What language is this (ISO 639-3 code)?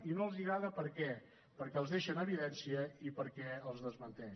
cat